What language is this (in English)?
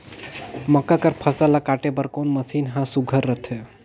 Chhattisgarhi